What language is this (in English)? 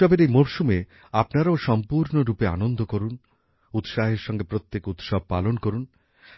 Bangla